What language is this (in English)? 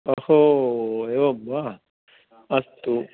Sanskrit